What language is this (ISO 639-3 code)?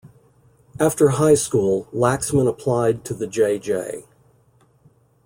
eng